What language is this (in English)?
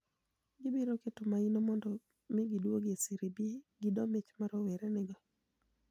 Luo (Kenya and Tanzania)